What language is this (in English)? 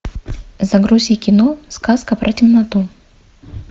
Russian